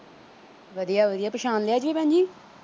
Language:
Punjabi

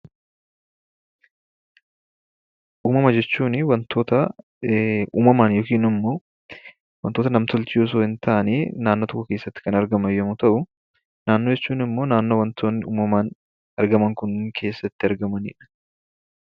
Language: Oromo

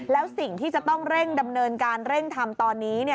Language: Thai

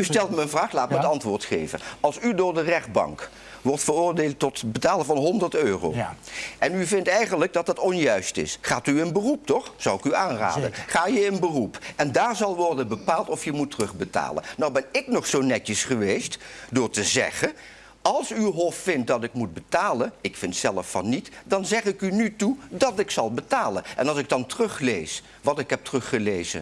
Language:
Dutch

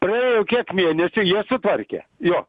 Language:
Lithuanian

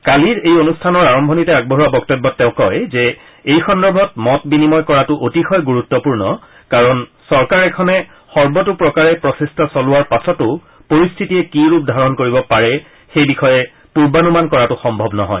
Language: Assamese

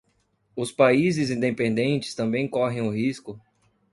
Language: Portuguese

